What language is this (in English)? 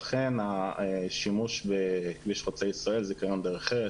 Hebrew